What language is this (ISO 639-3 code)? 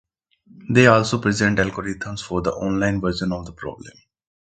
eng